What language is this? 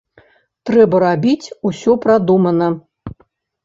Belarusian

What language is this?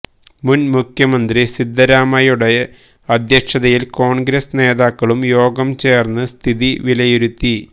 Malayalam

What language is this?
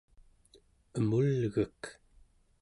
Central Yupik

